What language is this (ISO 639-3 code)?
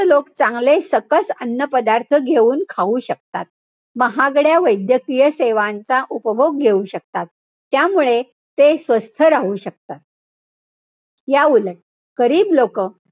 mar